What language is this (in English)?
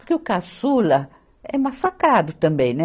Portuguese